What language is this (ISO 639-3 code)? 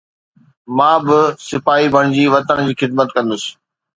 snd